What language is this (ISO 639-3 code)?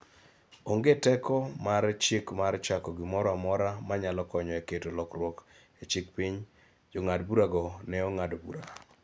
luo